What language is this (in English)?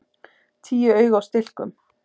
Icelandic